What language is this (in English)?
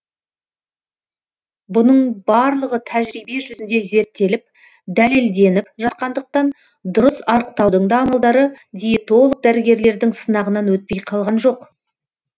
Kazakh